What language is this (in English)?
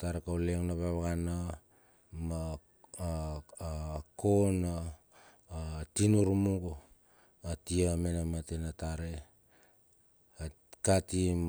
Bilur